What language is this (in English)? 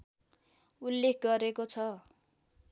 Nepali